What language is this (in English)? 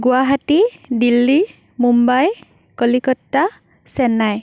Assamese